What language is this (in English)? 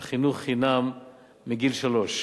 Hebrew